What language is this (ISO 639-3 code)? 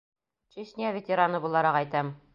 bak